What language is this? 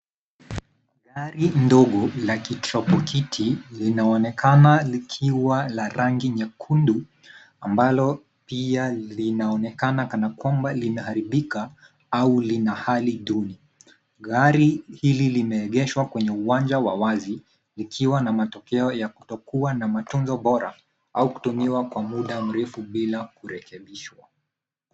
Swahili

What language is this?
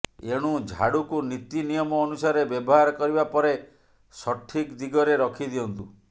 Odia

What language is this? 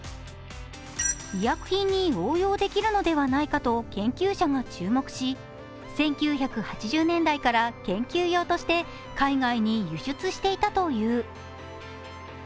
Japanese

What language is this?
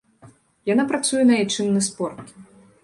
Belarusian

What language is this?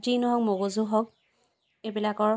Assamese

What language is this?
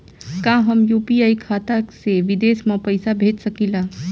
Bhojpuri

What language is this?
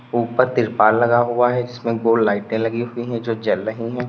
Hindi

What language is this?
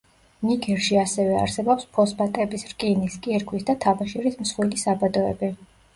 Georgian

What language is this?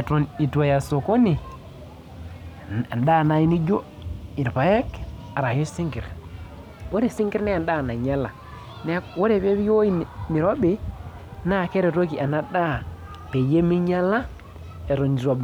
Masai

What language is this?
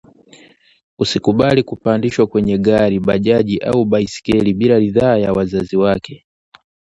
Swahili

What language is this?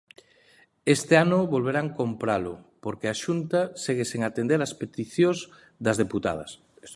Galician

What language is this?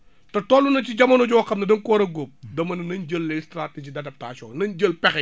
Wolof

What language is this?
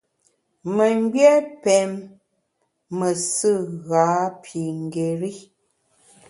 Bamun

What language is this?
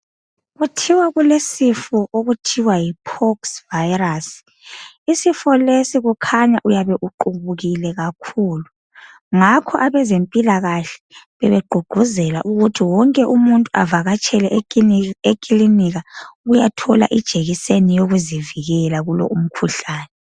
North Ndebele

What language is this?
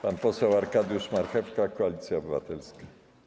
Polish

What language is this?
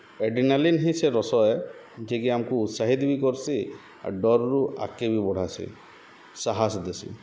Odia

